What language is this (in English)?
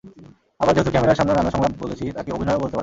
Bangla